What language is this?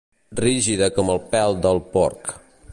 Catalan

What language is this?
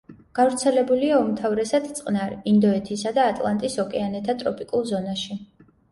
Georgian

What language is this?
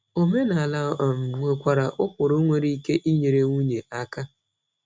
Igbo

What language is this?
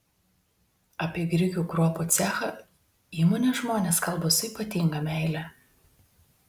Lithuanian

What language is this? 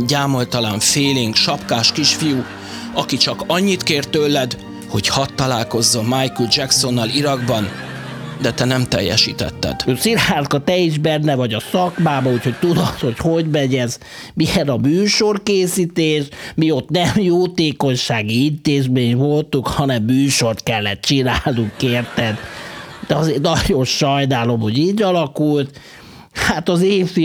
Hungarian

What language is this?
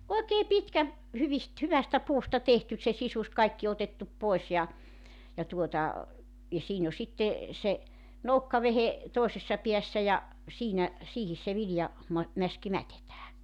Finnish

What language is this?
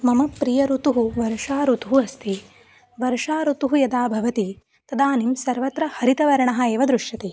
Sanskrit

